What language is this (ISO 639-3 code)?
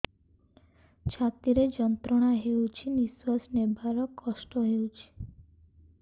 ori